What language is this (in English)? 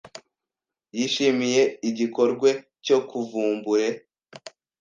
Kinyarwanda